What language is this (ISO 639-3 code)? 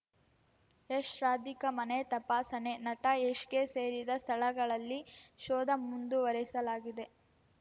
kan